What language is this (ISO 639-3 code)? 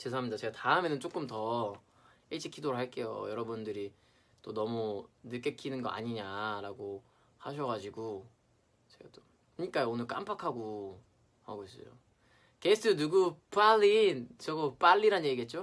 kor